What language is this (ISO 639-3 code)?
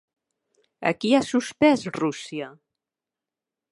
cat